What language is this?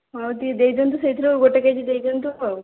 Odia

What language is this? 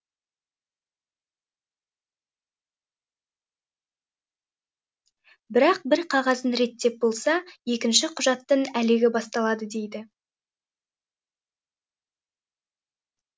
Kazakh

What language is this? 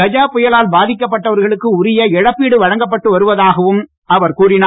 Tamil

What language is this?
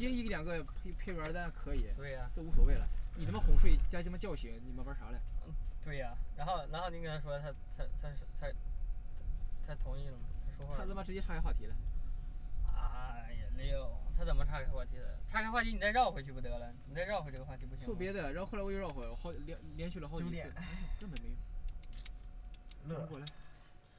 Chinese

